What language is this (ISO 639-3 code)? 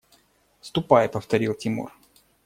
rus